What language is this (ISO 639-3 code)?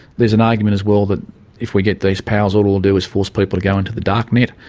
eng